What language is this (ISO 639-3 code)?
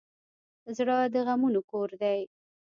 pus